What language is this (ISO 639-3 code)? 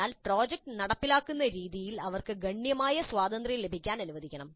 mal